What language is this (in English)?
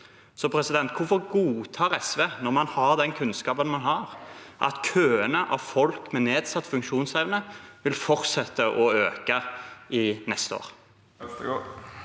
Norwegian